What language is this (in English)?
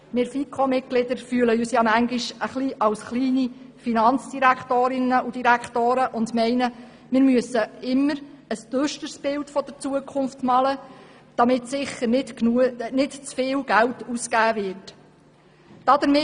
Swiss German